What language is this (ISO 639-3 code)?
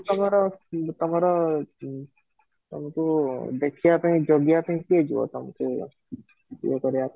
ori